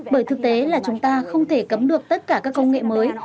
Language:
Vietnamese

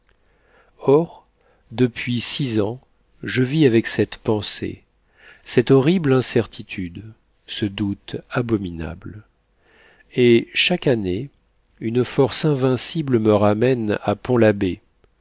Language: French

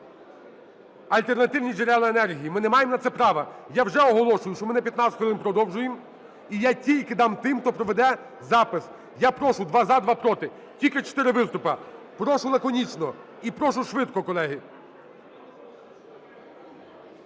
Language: Ukrainian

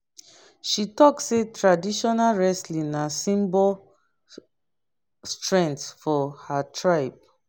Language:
Nigerian Pidgin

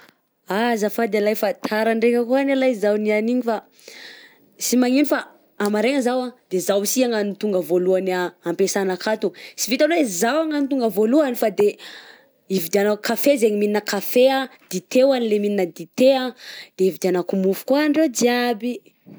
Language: Southern Betsimisaraka Malagasy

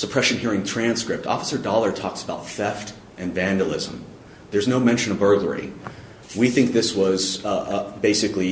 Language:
English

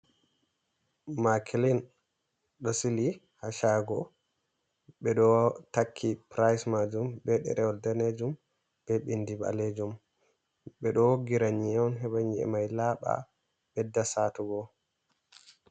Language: Fula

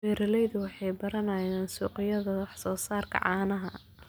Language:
Somali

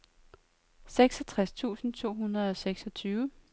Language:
Danish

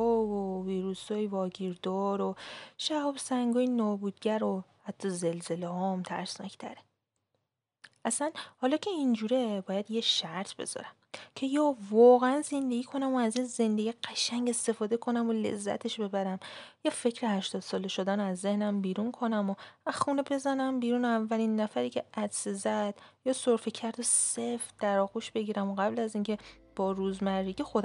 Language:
Persian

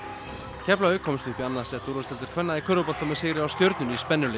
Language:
Icelandic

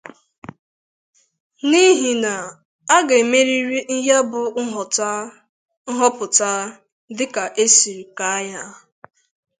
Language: Igbo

